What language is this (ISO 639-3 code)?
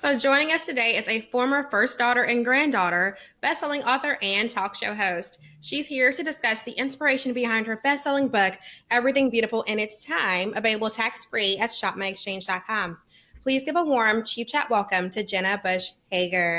eng